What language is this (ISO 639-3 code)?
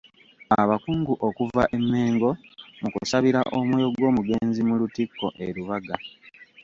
lug